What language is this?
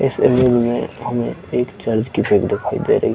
Hindi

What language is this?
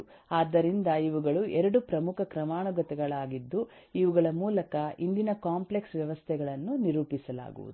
Kannada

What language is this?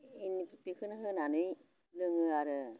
Bodo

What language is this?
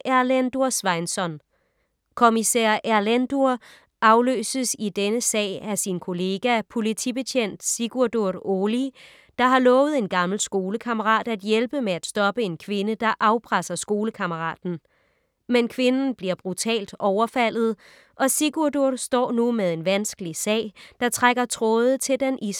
Danish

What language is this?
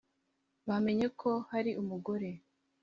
Kinyarwanda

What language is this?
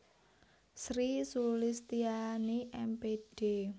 Javanese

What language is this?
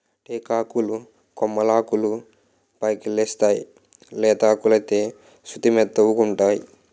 Telugu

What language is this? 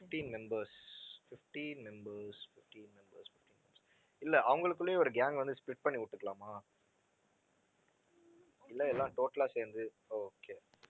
Tamil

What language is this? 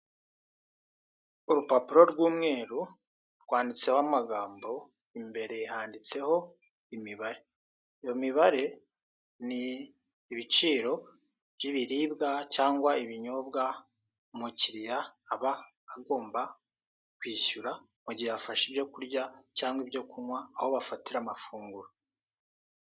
Kinyarwanda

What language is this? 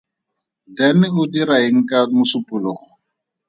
Tswana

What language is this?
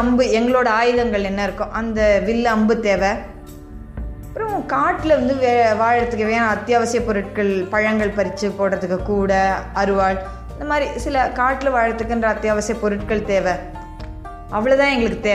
Tamil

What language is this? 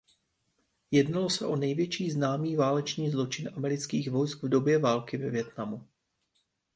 Czech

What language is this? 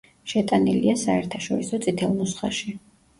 Georgian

